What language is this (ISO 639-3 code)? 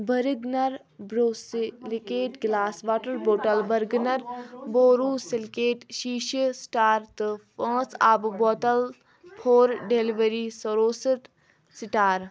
kas